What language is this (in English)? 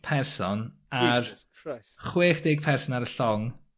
Welsh